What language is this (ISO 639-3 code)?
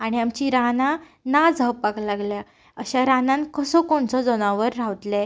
kok